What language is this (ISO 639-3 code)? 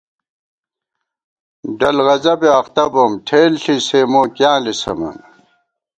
gwt